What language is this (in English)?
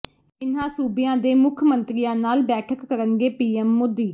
Punjabi